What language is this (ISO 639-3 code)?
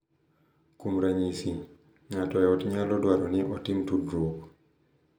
luo